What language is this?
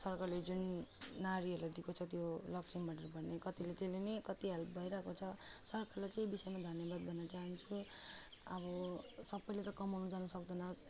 Nepali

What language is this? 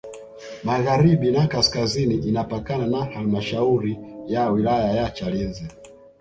Swahili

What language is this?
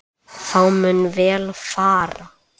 Icelandic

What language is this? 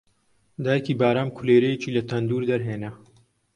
Central Kurdish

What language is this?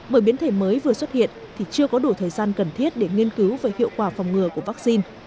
Vietnamese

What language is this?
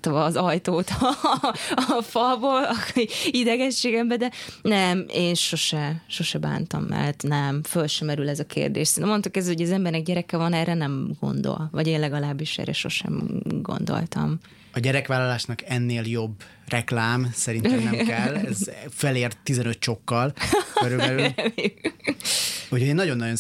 Hungarian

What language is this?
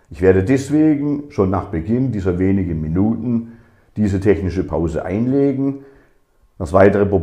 German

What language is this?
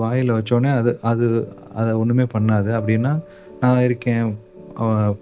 Tamil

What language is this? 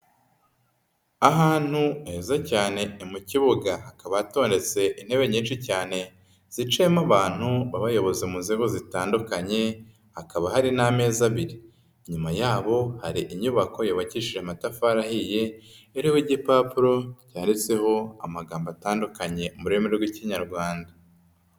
Kinyarwanda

